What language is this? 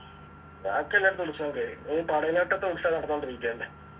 Malayalam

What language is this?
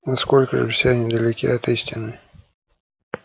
Russian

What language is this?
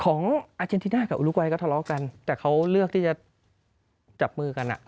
Thai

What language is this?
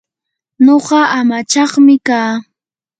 Yanahuanca Pasco Quechua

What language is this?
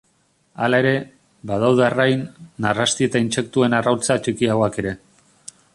Basque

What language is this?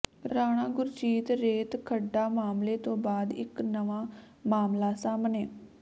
Punjabi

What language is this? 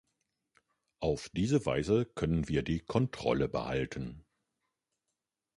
German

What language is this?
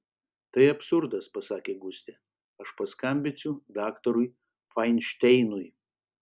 Lithuanian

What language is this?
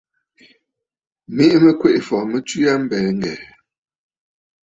Bafut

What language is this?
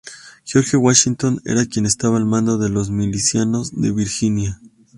Spanish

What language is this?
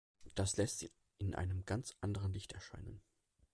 German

